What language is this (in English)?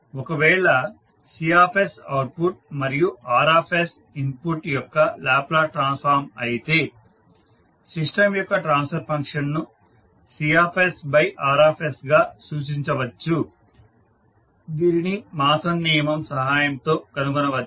Telugu